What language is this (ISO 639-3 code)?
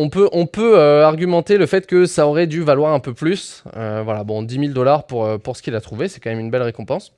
fra